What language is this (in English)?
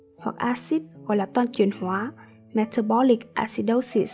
Vietnamese